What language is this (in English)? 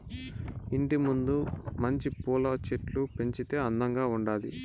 Telugu